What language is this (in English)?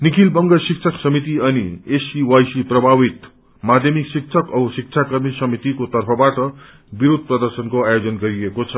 Nepali